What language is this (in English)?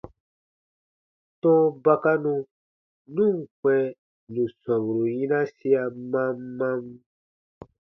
Baatonum